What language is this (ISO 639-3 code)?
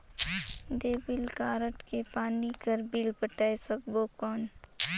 hne